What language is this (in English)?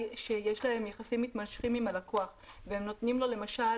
Hebrew